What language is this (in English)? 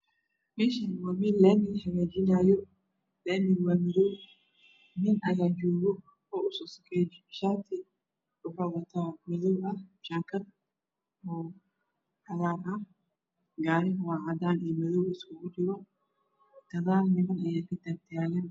Somali